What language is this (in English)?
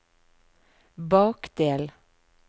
Norwegian